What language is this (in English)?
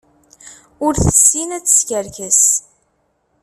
Kabyle